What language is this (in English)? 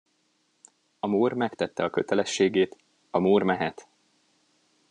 Hungarian